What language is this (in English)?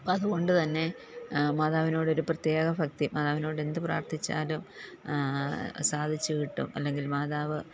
Malayalam